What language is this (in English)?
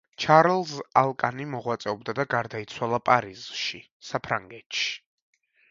Georgian